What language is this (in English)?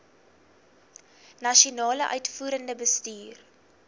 Afrikaans